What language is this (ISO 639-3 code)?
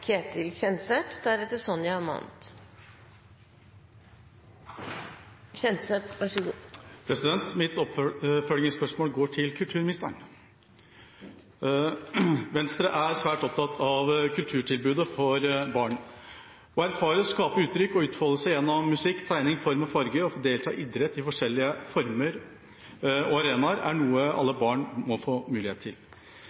nor